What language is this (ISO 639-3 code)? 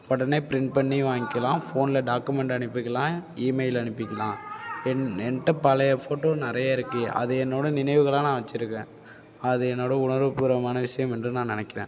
tam